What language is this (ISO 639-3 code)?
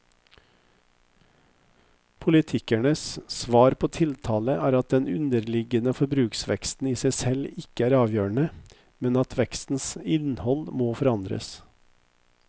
nor